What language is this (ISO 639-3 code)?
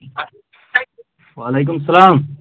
kas